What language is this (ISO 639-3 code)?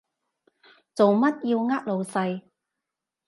yue